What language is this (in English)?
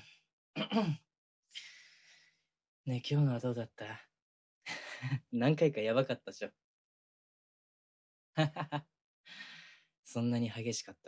Japanese